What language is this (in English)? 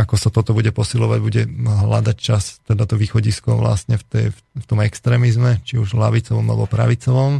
Slovak